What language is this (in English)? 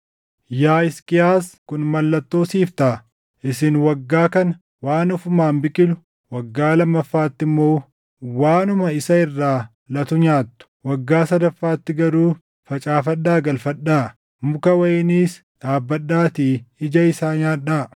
Oromo